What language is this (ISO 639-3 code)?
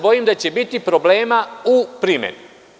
srp